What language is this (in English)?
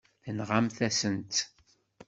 Kabyle